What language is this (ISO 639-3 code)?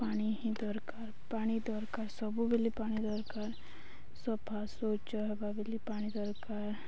ori